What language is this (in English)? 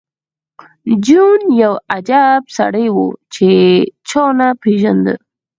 Pashto